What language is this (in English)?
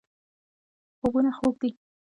Pashto